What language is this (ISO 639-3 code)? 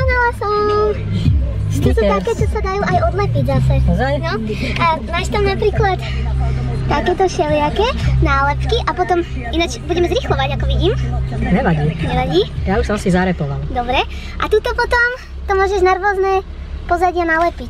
slk